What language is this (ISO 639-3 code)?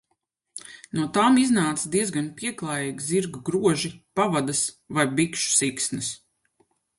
lav